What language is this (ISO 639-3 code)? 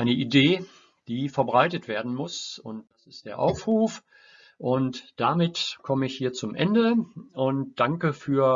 deu